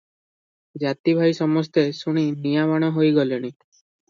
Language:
Odia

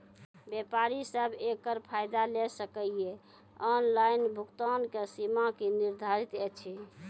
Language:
Maithili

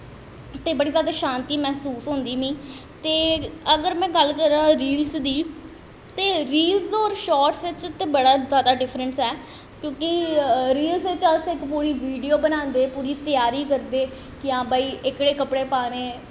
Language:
Dogri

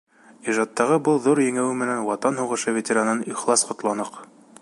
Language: Bashkir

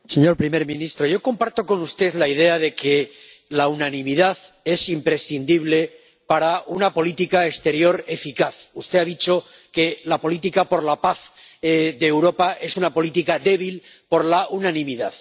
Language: Spanish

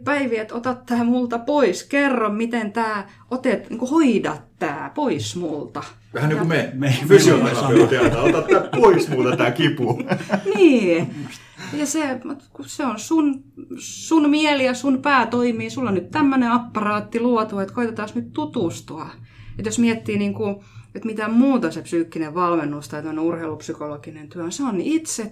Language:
Finnish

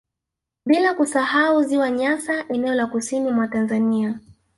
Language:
Swahili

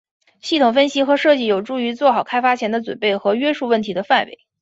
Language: Chinese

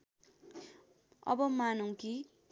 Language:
Nepali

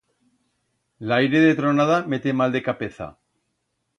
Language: Aragonese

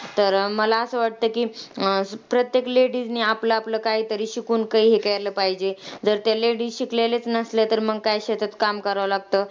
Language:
Marathi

